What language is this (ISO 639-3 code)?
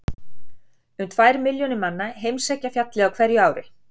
isl